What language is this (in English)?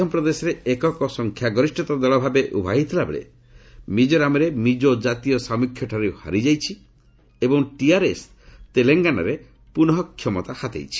Odia